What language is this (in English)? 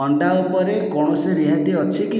Odia